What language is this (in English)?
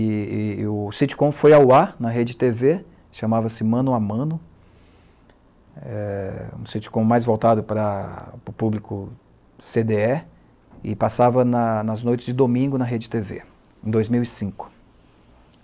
Portuguese